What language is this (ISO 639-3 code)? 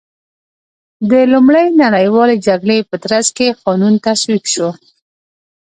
pus